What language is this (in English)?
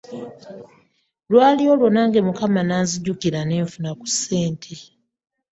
Ganda